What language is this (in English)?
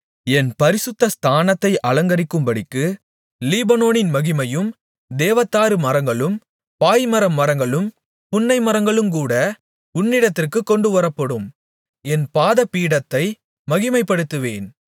Tamil